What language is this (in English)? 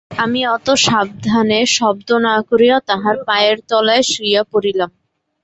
Bangla